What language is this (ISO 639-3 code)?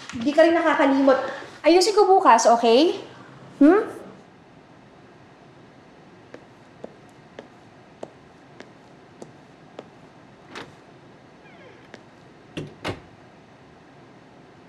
fil